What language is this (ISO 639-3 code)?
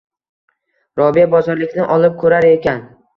uzb